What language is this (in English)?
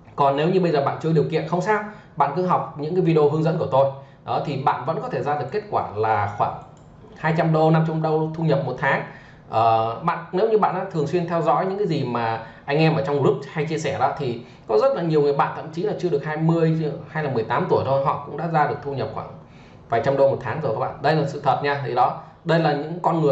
Vietnamese